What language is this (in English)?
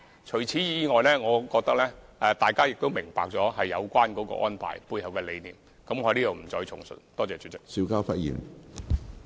Cantonese